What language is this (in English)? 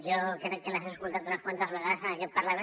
Catalan